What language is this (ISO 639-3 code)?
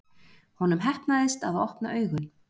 isl